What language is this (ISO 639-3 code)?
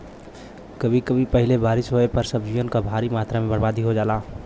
bho